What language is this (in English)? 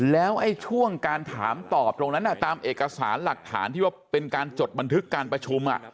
Thai